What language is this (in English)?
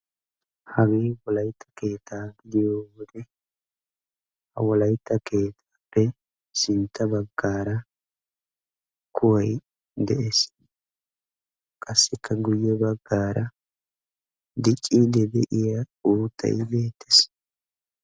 Wolaytta